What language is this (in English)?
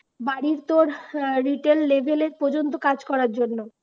Bangla